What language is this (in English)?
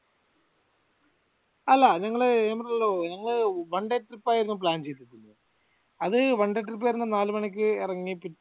Malayalam